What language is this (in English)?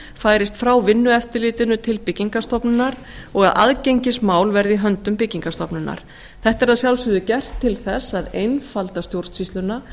Icelandic